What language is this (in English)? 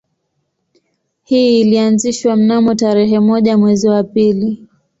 Swahili